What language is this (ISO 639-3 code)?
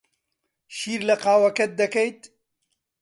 ckb